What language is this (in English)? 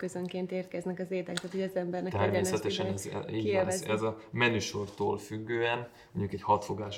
Hungarian